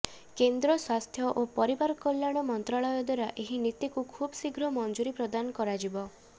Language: Odia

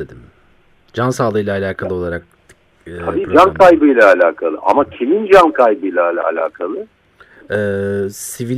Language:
Turkish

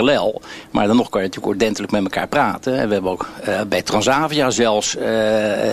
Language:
Dutch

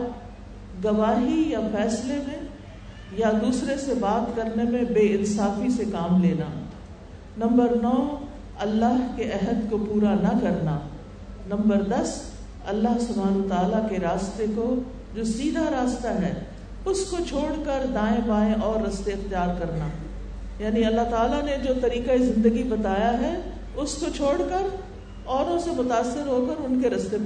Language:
Urdu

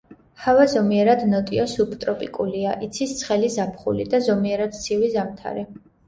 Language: Georgian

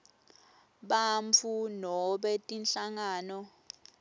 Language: Swati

